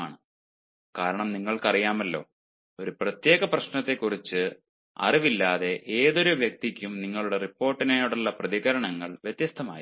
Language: Malayalam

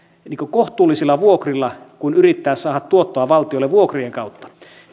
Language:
Finnish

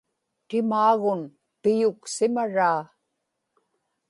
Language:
Inupiaq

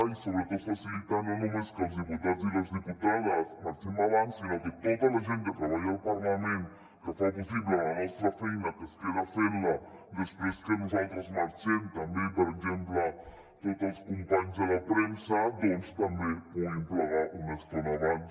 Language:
Catalan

